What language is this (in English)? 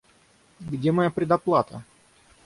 Russian